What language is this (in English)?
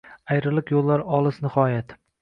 Uzbek